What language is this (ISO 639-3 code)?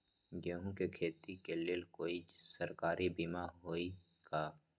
mag